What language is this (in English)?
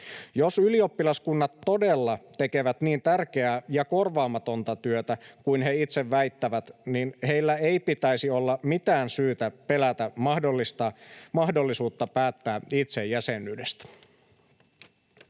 Finnish